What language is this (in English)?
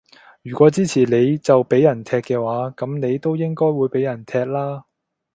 Cantonese